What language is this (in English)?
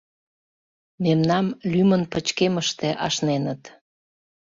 Mari